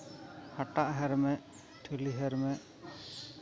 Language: Santali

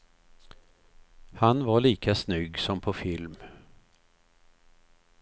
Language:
Swedish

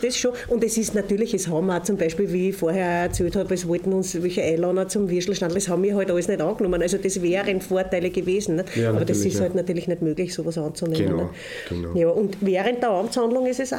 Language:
German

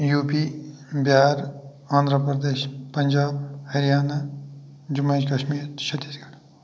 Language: Kashmiri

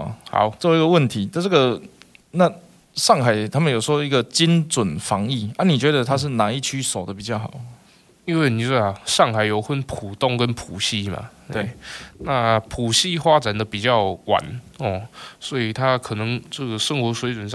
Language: Chinese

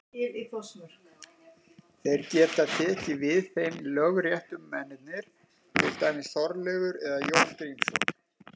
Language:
Icelandic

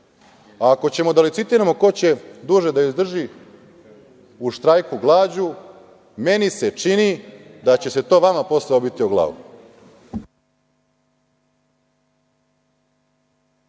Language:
Serbian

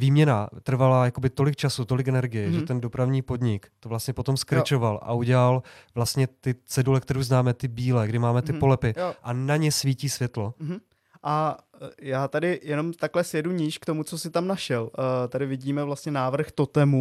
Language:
Czech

